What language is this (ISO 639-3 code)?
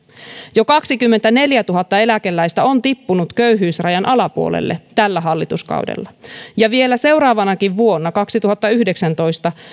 fin